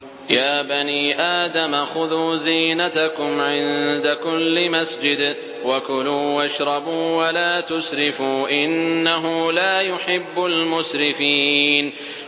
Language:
Arabic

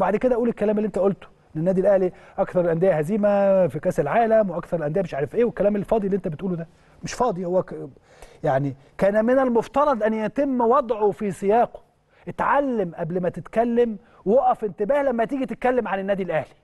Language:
Arabic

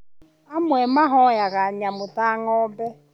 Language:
Kikuyu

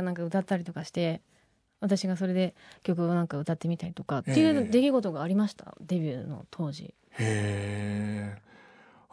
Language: Japanese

